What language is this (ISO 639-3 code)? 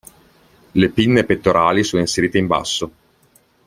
ita